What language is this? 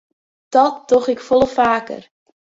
Western Frisian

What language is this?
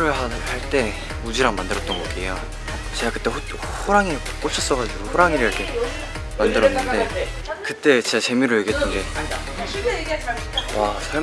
Korean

